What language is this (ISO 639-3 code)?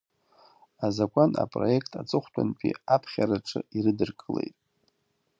abk